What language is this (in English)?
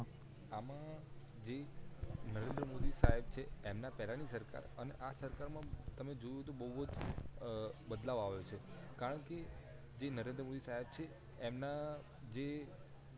Gujarati